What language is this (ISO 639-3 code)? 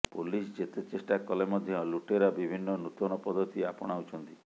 ori